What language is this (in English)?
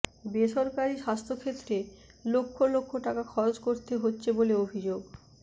Bangla